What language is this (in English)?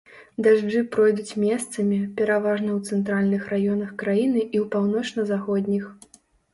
Belarusian